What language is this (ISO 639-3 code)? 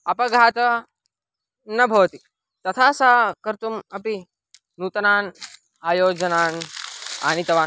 san